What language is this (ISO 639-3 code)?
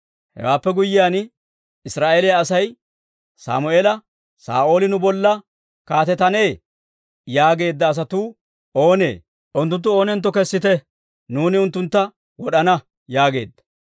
dwr